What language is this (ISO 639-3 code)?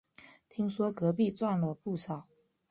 zho